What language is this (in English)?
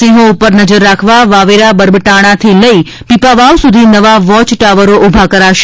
Gujarati